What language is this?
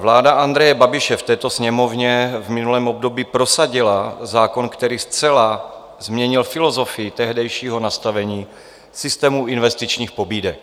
Czech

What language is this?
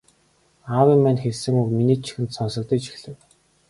Mongolian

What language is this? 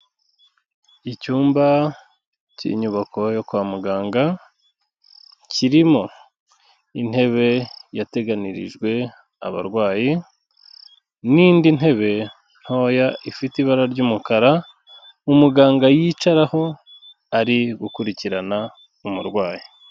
Kinyarwanda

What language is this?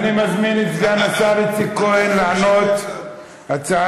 Hebrew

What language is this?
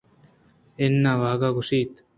Eastern Balochi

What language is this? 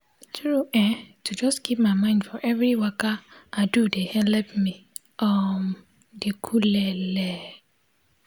Nigerian Pidgin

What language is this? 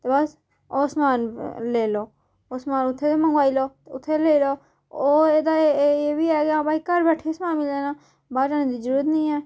Dogri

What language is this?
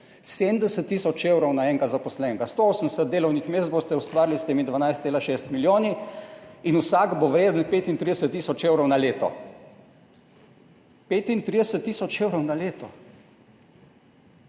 Slovenian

